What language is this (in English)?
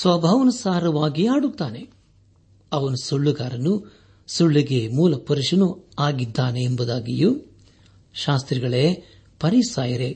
Kannada